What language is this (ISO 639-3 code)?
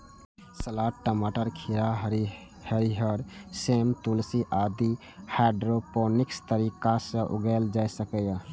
mai